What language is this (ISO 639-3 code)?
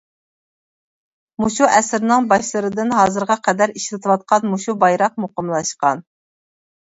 uig